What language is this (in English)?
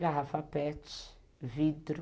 Portuguese